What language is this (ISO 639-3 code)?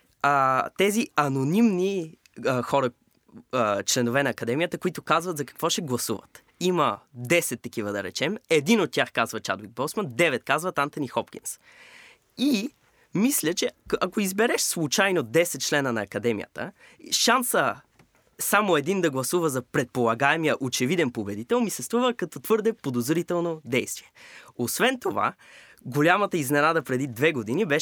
bul